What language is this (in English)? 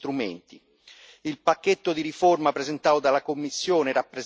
Italian